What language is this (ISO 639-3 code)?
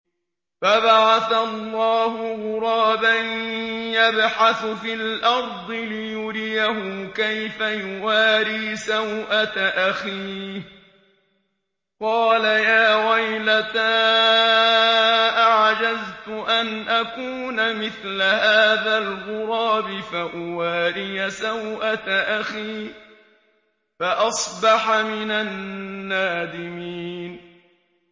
ara